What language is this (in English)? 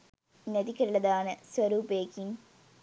Sinhala